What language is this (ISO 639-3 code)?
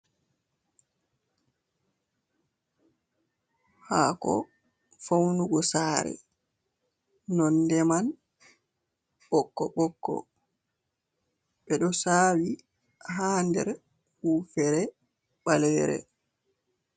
ful